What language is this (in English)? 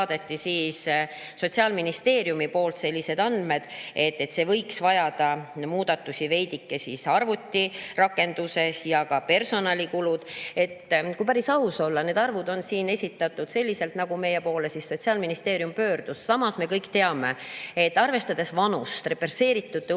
Estonian